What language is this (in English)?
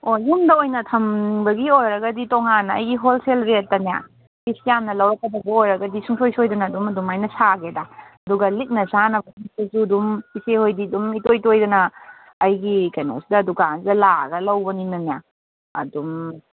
Manipuri